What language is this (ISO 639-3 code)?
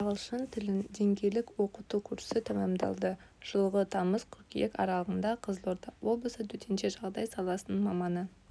kaz